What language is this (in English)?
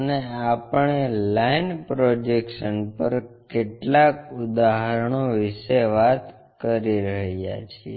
Gujarati